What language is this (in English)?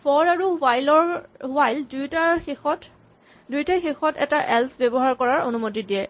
Assamese